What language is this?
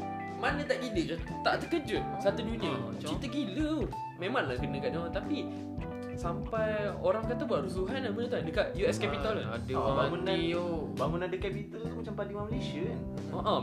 Malay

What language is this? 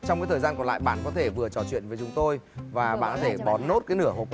Vietnamese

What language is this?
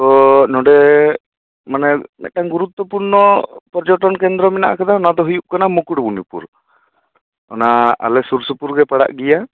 Santali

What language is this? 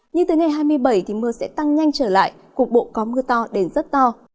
Vietnamese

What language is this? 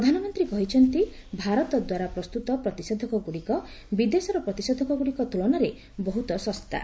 Odia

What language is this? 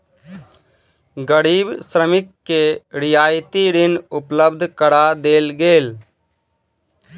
Maithili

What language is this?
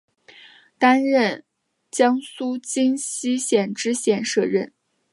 Chinese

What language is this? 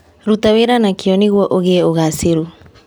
Kikuyu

